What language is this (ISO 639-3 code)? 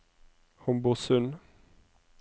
nor